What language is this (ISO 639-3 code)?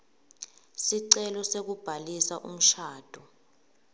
ssw